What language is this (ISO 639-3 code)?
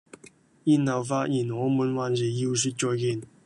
yue